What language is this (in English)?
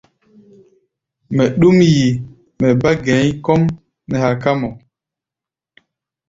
Gbaya